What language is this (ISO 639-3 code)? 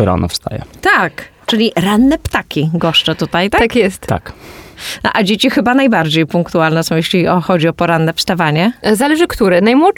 pol